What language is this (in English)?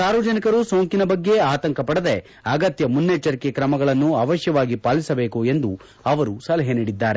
Kannada